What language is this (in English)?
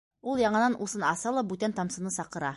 Bashkir